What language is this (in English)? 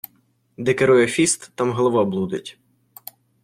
Ukrainian